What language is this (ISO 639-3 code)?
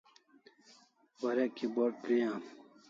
kls